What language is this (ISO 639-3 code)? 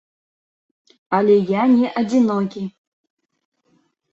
bel